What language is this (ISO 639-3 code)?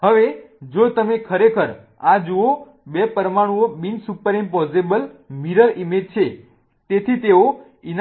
guj